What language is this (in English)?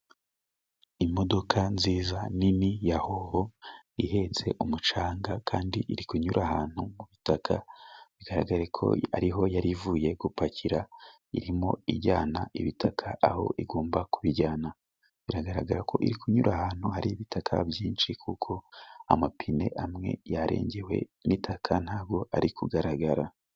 Kinyarwanda